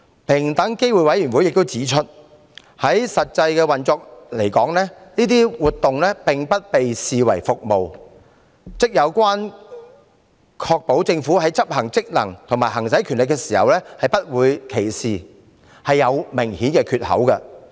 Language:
Cantonese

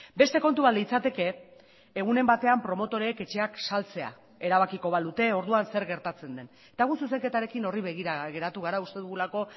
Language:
Basque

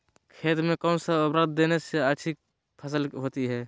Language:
Magahi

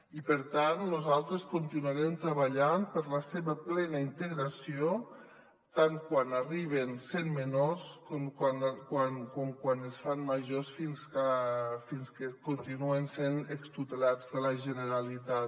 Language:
Catalan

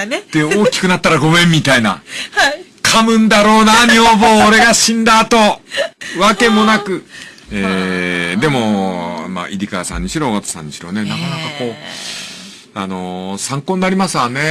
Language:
Japanese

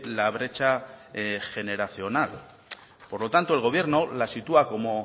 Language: Spanish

